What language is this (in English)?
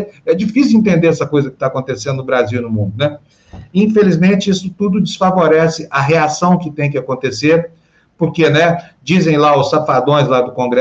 Portuguese